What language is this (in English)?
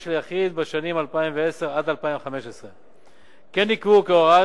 Hebrew